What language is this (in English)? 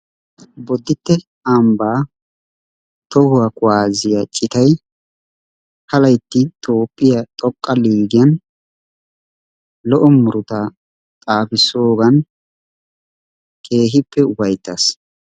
Wolaytta